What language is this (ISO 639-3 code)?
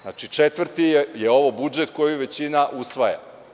srp